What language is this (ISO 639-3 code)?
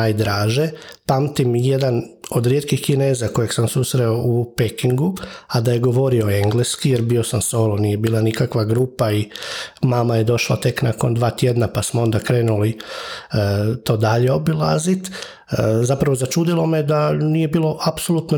hrv